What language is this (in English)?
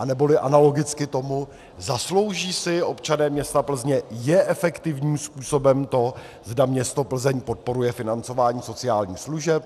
Czech